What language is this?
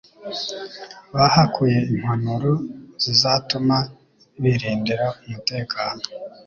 Kinyarwanda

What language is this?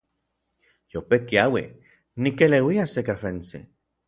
Orizaba Nahuatl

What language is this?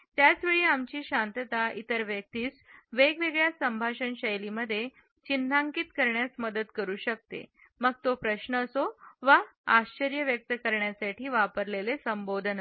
Marathi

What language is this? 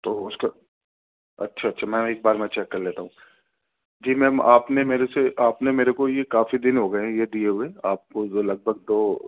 Urdu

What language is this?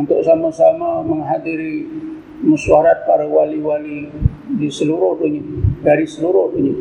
Malay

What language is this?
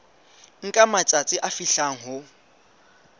Southern Sotho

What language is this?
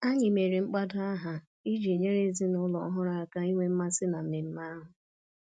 Igbo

